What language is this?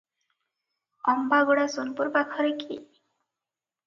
Odia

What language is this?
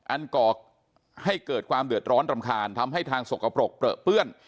Thai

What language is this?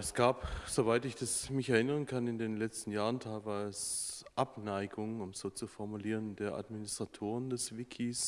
German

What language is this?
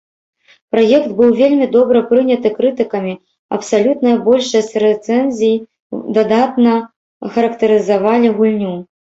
Belarusian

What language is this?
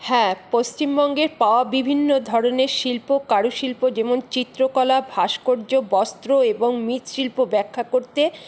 Bangla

